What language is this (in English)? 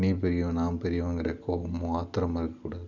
Tamil